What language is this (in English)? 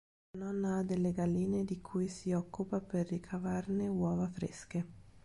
Italian